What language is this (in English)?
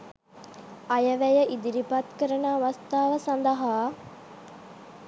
Sinhala